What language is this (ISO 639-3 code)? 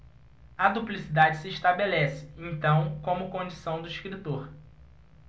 por